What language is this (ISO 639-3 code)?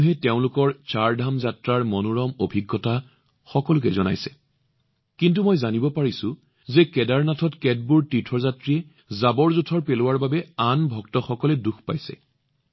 asm